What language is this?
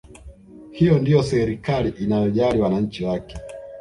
Swahili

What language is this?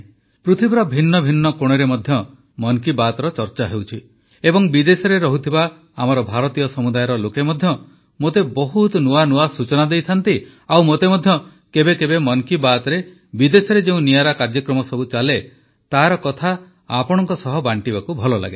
Odia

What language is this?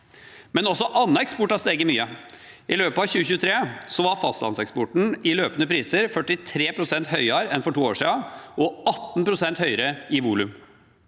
Norwegian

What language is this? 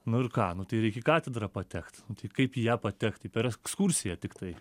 Lithuanian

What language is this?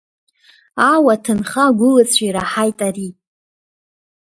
Abkhazian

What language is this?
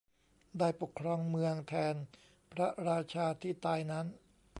Thai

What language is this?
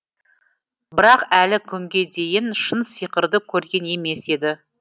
Kazakh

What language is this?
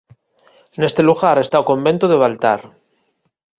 Galician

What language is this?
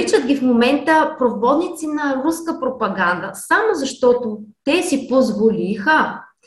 Bulgarian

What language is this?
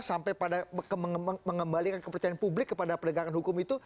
Indonesian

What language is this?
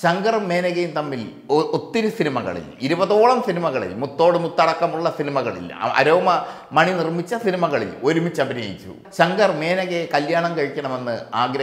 English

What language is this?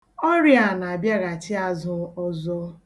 Igbo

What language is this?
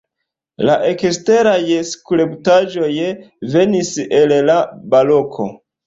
Esperanto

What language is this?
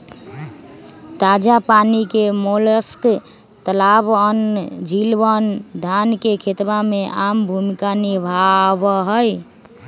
Magahi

